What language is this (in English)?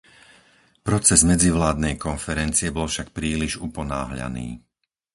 Slovak